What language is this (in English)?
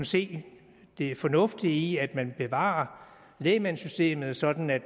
Danish